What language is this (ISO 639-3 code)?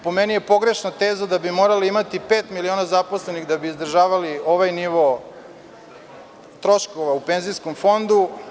srp